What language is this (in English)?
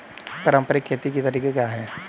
Hindi